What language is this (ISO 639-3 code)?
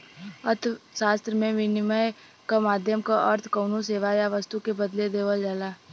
bho